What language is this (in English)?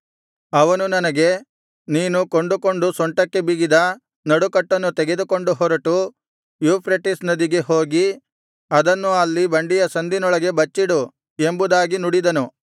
Kannada